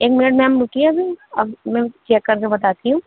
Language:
Urdu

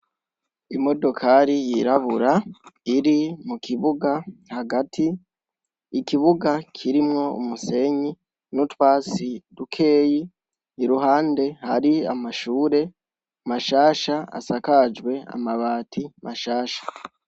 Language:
Rundi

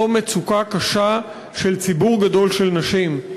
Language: Hebrew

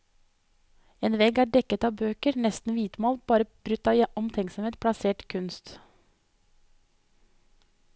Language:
Norwegian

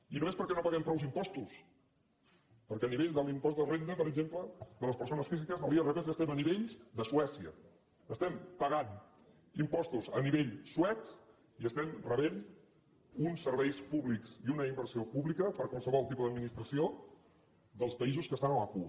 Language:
Catalan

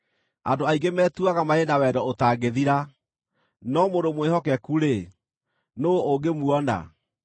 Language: Kikuyu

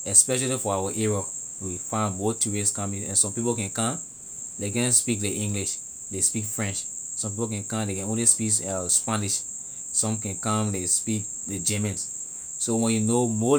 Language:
Liberian English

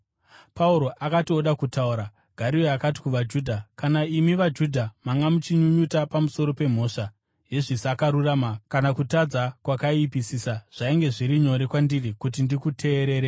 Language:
Shona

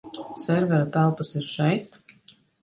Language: Latvian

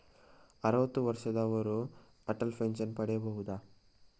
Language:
Kannada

